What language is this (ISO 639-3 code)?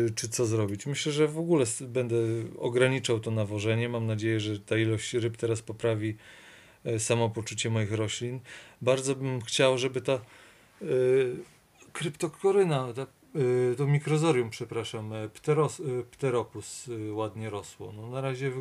pol